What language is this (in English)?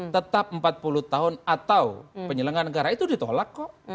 Indonesian